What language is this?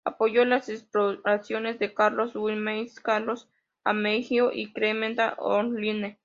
Spanish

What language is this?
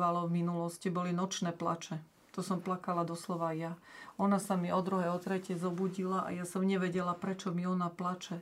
Slovak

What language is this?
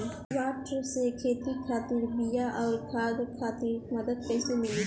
Bhojpuri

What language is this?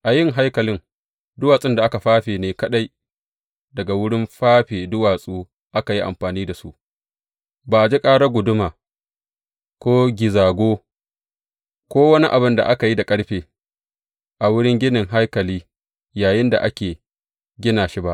Hausa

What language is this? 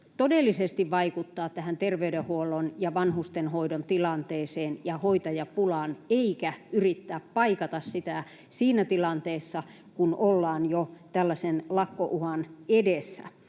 Finnish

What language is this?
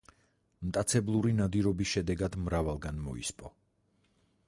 Georgian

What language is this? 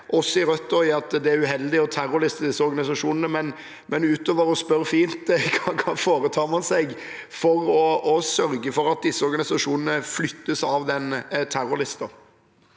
Norwegian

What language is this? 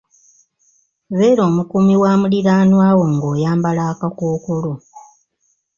Ganda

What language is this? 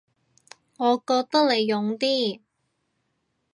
Cantonese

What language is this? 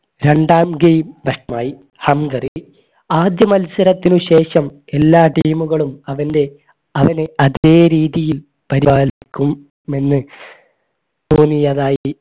Malayalam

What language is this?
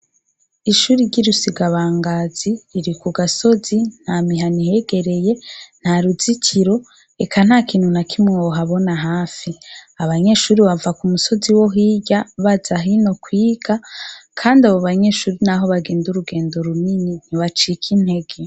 Rundi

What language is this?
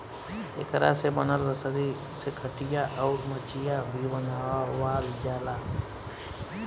Bhojpuri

